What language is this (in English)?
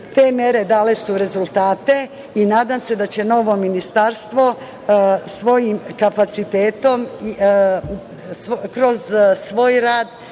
Serbian